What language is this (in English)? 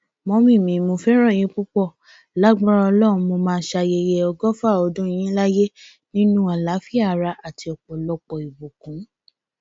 Yoruba